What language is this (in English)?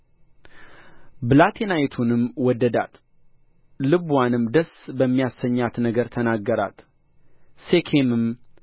Amharic